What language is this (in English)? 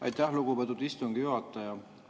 Estonian